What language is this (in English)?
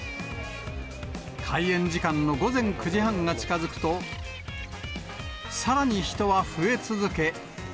Japanese